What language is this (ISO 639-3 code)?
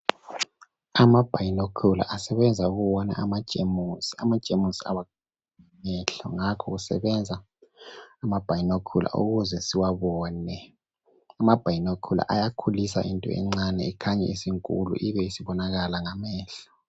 nde